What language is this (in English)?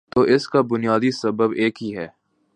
Urdu